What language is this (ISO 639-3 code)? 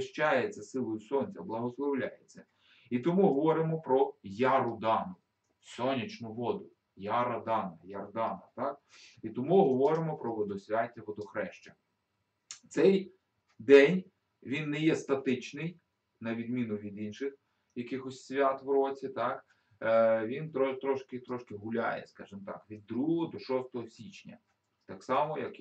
ukr